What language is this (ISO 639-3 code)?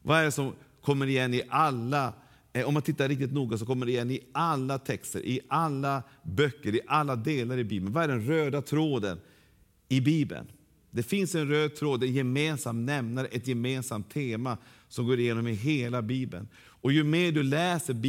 swe